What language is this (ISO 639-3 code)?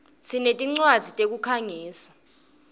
ssw